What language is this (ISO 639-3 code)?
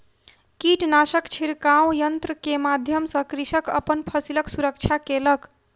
mai